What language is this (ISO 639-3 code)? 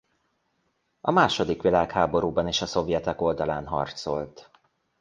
hun